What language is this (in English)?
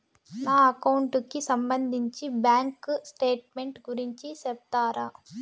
Telugu